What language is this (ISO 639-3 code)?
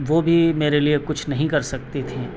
urd